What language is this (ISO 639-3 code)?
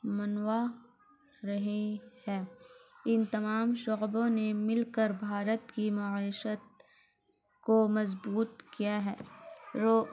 urd